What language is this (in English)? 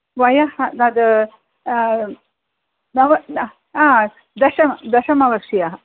Sanskrit